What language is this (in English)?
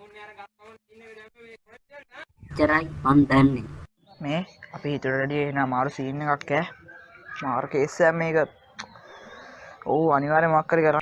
Sinhala